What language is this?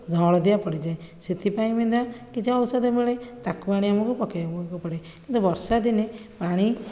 Odia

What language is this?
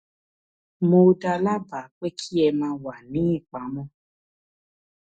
Yoruba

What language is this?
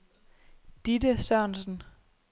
Danish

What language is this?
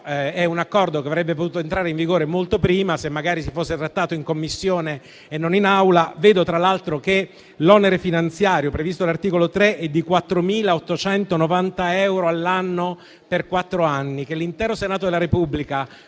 Italian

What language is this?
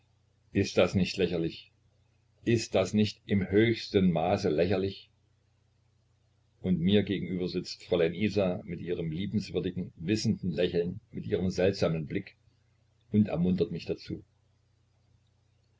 German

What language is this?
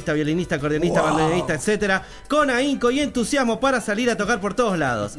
Spanish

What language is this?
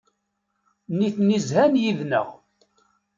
Kabyle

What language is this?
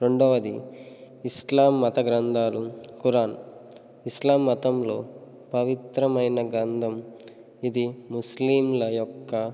Telugu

